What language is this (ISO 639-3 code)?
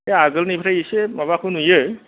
brx